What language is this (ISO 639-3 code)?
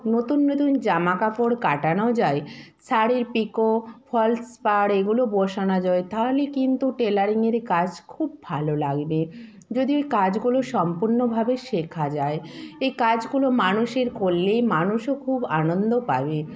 ben